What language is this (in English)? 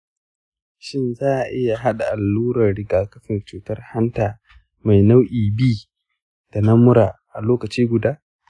Hausa